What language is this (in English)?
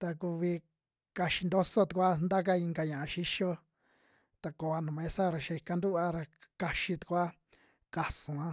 Western Juxtlahuaca Mixtec